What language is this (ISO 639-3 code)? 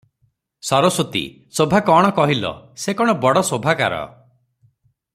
ori